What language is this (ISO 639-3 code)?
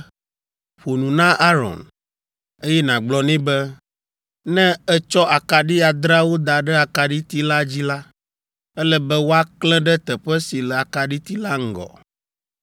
ewe